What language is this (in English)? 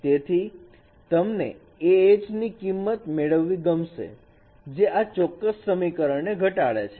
Gujarati